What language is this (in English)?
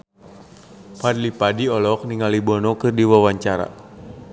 Sundanese